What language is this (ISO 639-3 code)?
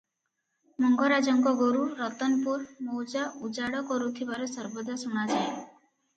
ori